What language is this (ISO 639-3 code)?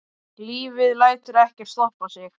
isl